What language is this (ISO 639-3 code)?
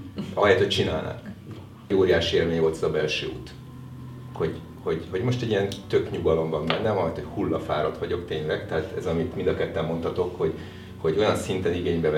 hun